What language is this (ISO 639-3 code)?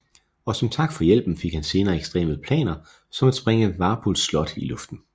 dan